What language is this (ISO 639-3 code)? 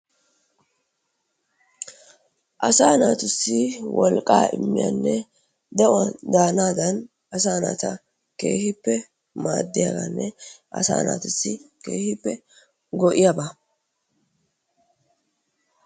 wal